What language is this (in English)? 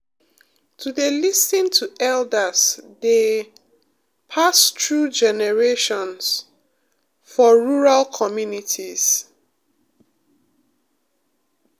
Nigerian Pidgin